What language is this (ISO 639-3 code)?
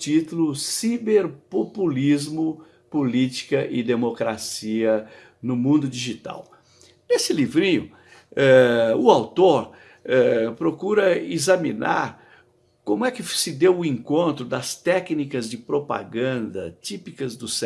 por